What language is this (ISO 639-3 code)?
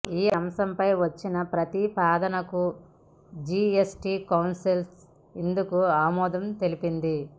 tel